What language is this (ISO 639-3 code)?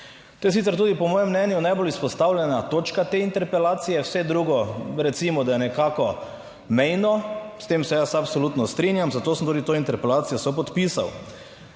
slv